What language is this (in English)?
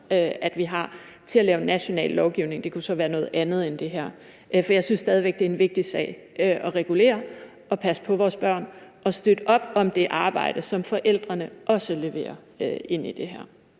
Danish